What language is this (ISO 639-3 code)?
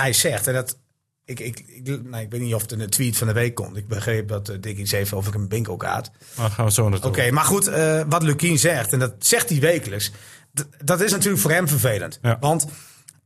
nld